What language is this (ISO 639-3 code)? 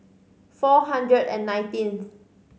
eng